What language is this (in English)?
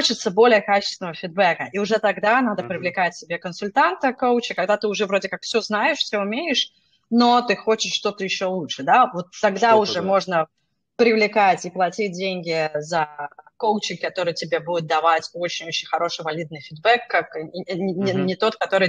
Russian